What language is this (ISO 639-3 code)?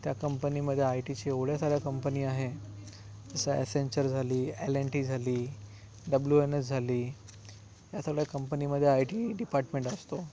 mar